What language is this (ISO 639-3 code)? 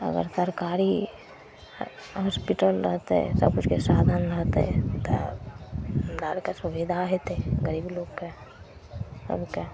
mai